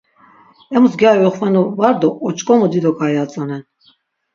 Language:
Laz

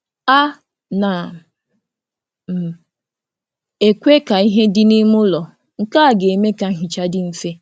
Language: Igbo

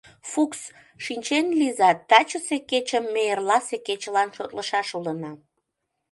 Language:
Mari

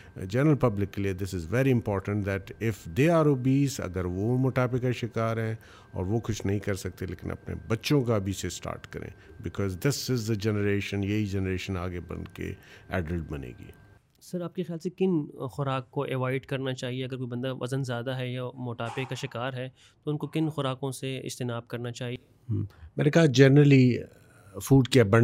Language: Urdu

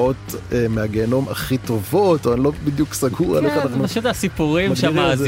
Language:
Hebrew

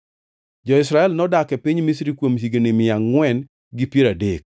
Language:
Luo (Kenya and Tanzania)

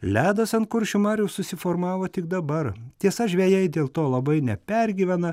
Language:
Lithuanian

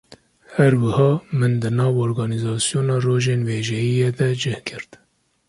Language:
Kurdish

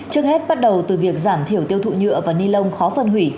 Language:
Vietnamese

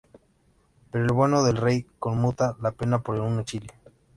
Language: Spanish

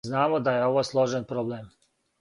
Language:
Serbian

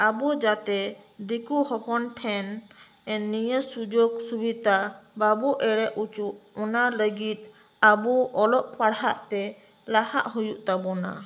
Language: Santali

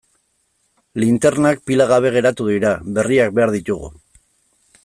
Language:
Basque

